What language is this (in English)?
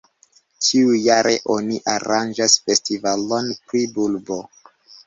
Esperanto